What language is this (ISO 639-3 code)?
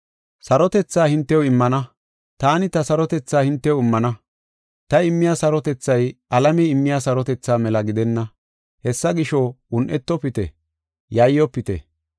gof